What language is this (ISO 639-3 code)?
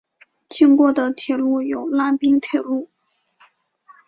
zho